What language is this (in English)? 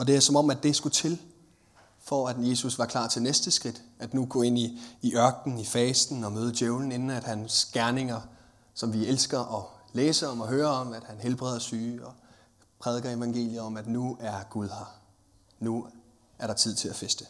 Danish